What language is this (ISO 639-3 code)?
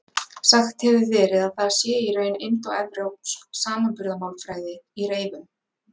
isl